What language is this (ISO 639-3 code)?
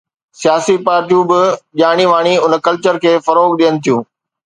snd